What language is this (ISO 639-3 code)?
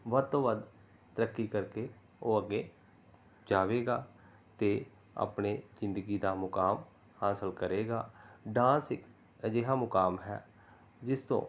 pan